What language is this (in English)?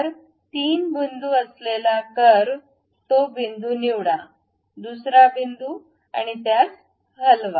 Marathi